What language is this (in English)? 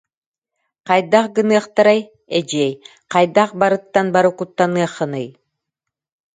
Yakut